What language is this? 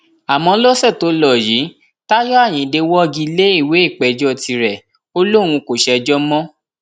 Yoruba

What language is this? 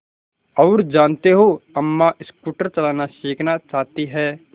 Hindi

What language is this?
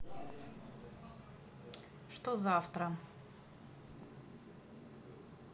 Russian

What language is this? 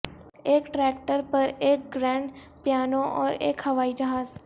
Urdu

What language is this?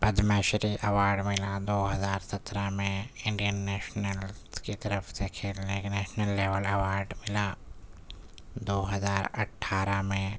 Urdu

